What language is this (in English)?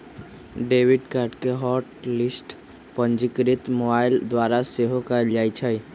Magahi